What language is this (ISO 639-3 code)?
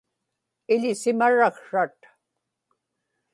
ipk